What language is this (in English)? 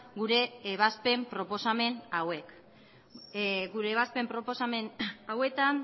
Basque